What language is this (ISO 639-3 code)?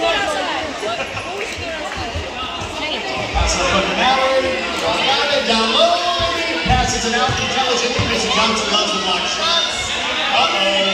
eng